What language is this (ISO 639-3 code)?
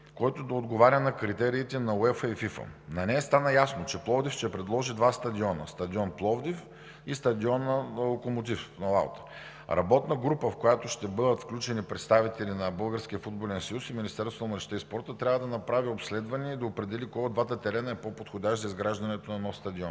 bul